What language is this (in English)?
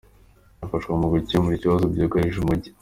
Kinyarwanda